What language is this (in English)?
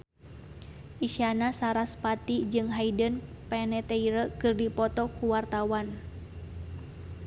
Sundanese